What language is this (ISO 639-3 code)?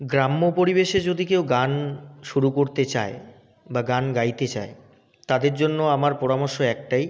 ben